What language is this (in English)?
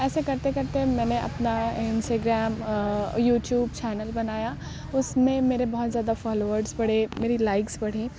Urdu